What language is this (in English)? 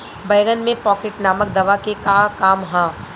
Bhojpuri